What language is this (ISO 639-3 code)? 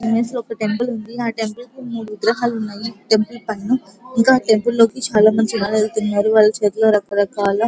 tel